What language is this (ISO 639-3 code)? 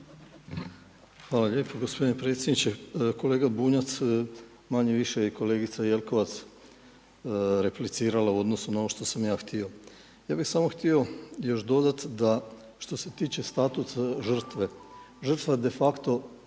hrv